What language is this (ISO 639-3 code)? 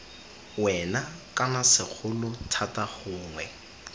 tsn